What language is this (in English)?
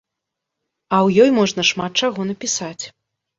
Belarusian